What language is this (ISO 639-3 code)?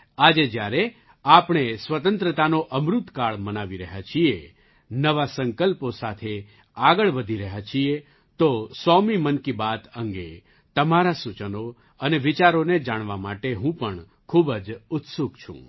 guj